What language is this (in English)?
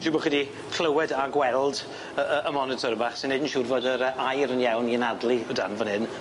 Welsh